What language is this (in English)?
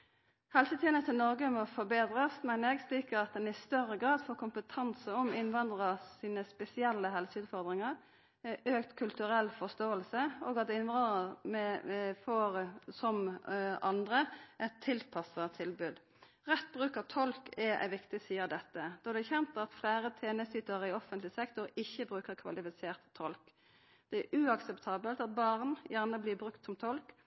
Norwegian Nynorsk